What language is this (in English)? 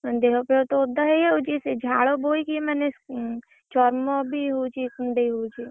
Odia